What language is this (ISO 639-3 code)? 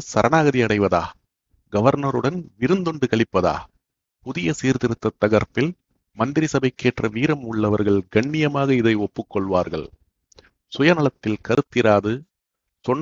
tam